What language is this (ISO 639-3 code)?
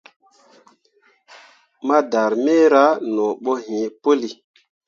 mua